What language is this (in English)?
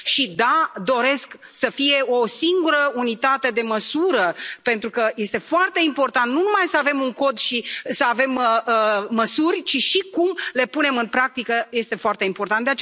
Romanian